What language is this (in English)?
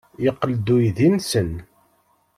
Kabyle